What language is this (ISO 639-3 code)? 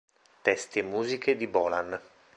ita